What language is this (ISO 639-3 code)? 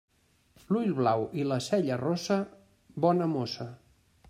cat